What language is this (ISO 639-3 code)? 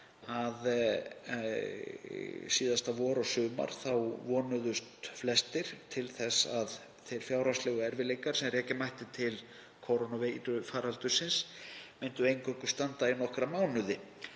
isl